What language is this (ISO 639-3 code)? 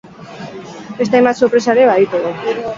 eus